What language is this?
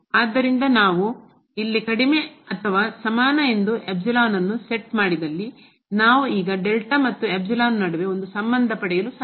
Kannada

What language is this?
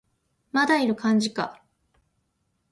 Japanese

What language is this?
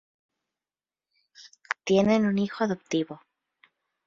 Spanish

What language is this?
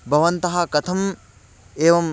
Sanskrit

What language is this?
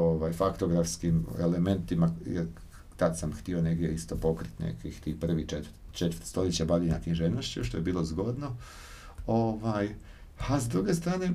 Croatian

